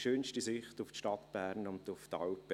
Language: Swiss German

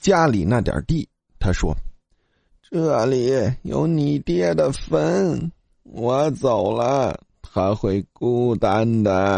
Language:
Chinese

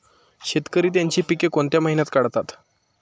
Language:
Marathi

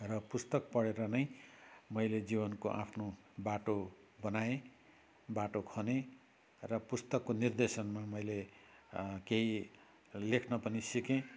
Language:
Nepali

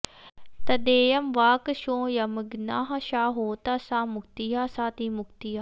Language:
Sanskrit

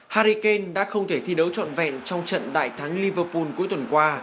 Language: Vietnamese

